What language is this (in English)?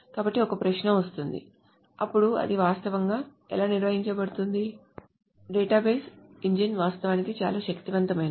Telugu